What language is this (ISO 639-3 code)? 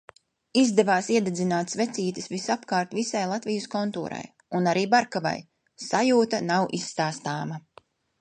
lav